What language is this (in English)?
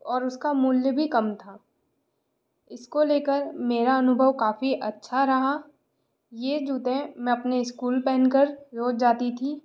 Hindi